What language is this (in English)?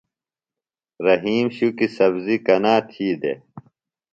Phalura